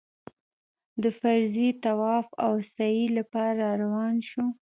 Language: Pashto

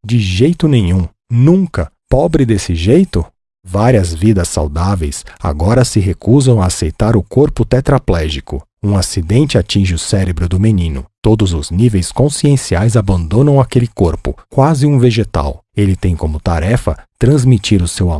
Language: Portuguese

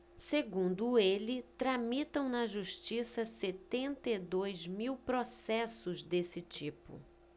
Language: Portuguese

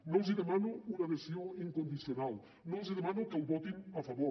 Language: Catalan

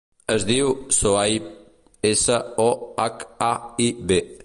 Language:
Catalan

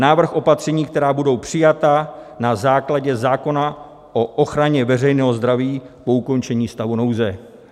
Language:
Czech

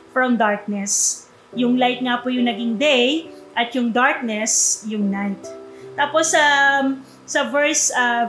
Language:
Filipino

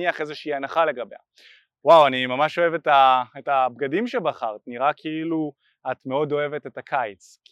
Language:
Hebrew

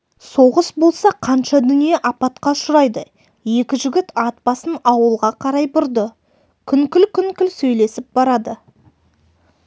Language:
Kazakh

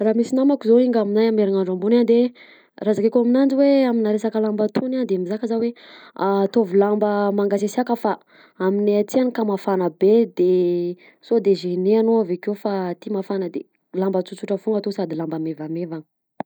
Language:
Southern Betsimisaraka Malagasy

